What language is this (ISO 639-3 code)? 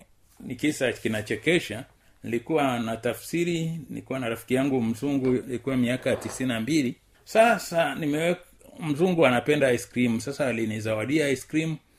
swa